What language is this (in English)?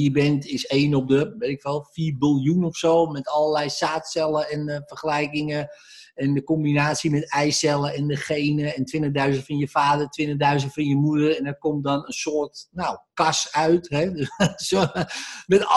Dutch